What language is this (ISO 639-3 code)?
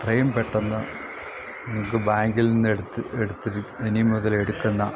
mal